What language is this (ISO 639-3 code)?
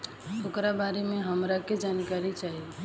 bho